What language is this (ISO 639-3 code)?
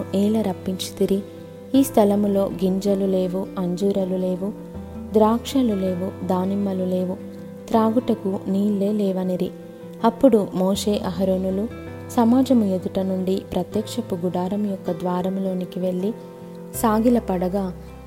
tel